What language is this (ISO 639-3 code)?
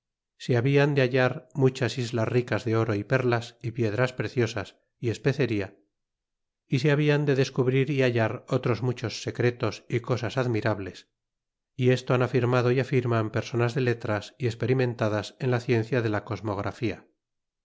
spa